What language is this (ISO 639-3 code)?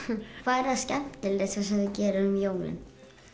isl